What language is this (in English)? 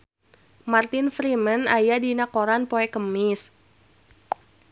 Sundanese